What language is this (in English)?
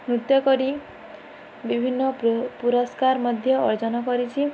Odia